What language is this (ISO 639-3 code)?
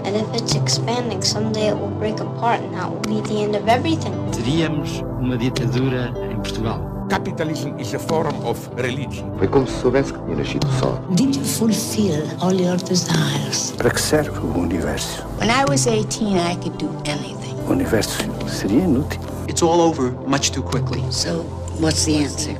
por